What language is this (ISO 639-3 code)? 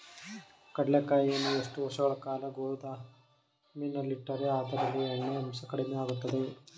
kan